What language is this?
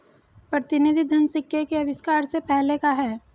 Hindi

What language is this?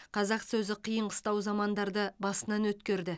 Kazakh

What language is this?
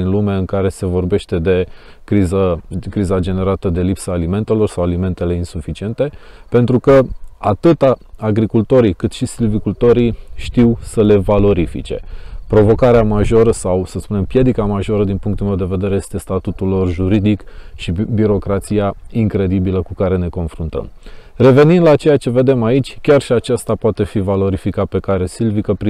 Romanian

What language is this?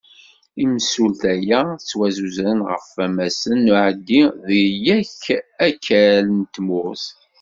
Kabyle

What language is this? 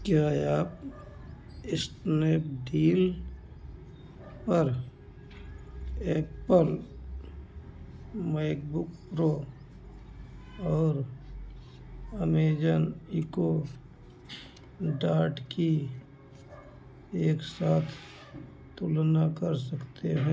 Hindi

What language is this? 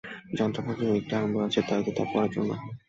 Bangla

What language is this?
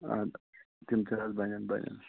Kashmiri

